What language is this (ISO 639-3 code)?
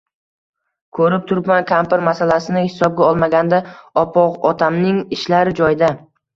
uzb